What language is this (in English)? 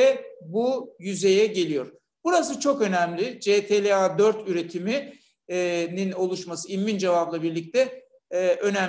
Turkish